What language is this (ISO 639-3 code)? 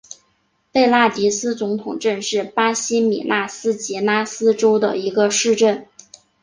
zho